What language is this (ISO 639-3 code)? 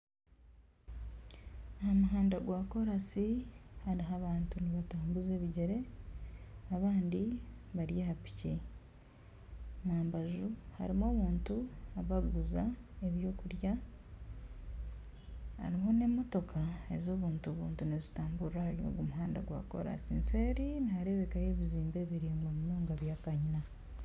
nyn